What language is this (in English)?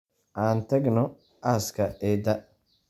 Somali